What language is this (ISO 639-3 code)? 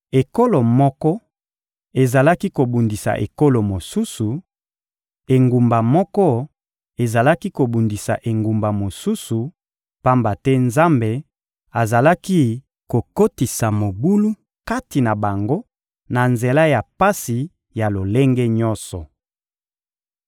lin